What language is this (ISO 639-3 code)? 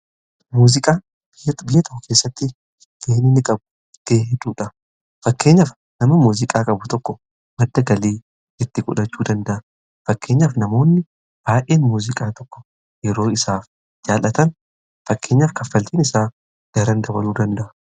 orm